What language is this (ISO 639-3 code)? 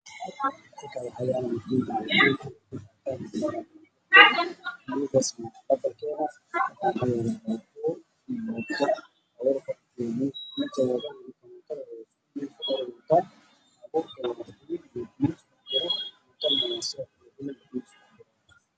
som